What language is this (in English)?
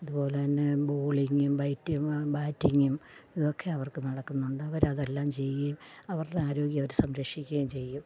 Malayalam